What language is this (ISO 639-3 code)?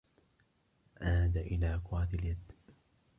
ara